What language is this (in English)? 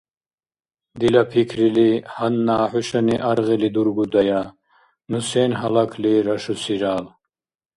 Dargwa